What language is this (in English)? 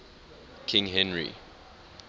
English